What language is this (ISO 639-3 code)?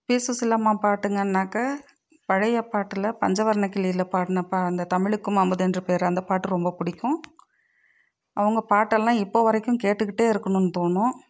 tam